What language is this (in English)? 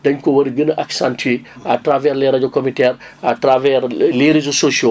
Wolof